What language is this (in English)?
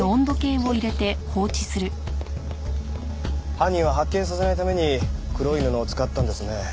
Japanese